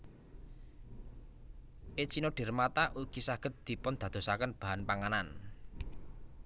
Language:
Javanese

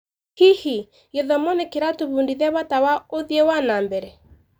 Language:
Kikuyu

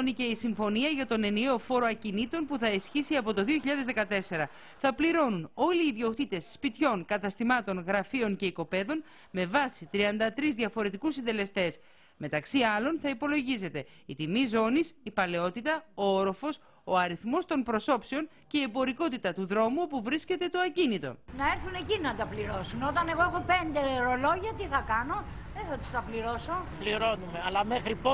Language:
Greek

